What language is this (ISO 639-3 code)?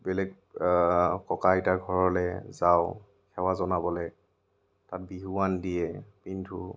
asm